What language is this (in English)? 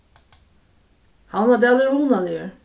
Faroese